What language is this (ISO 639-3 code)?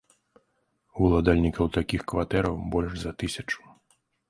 bel